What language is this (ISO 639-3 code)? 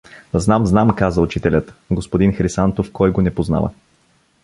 bul